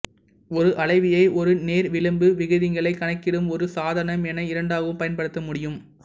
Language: Tamil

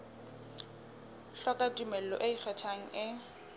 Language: Southern Sotho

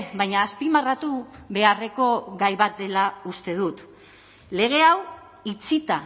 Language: Basque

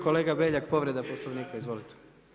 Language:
Croatian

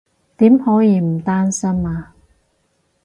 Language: Cantonese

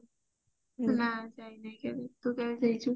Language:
Odia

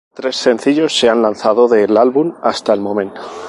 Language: Spanish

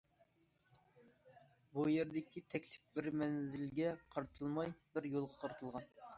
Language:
Uyghur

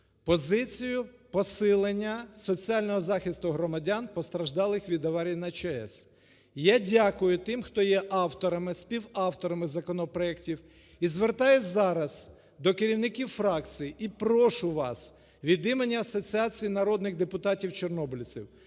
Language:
Ukrainian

